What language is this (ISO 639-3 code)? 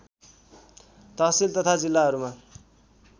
nep